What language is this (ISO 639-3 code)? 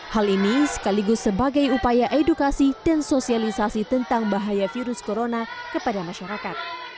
ind